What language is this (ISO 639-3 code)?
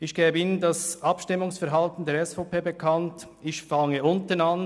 gsw